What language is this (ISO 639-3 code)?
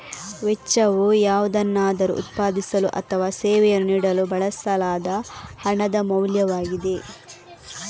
kan